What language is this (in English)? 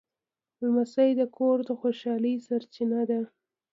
Pashto